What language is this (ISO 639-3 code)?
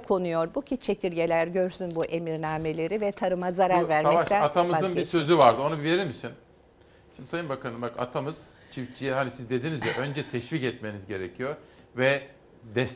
tur